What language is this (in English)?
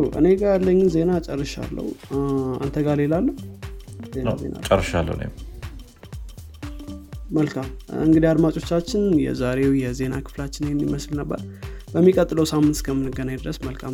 Amharic